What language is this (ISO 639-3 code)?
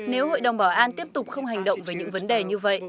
vie